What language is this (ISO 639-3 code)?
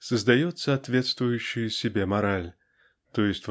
rus